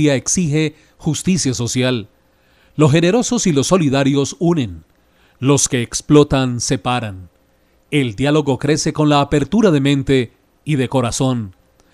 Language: Spanish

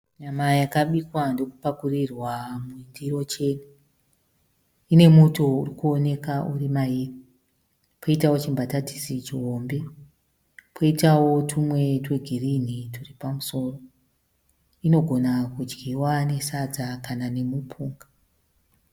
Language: Shona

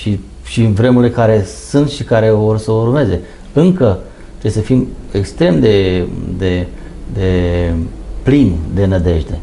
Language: Romanian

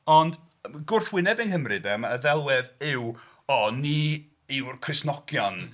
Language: Welsh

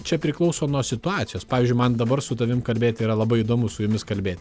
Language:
Lithuanian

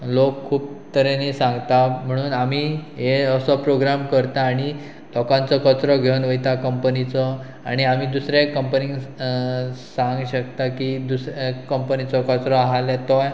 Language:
Konkani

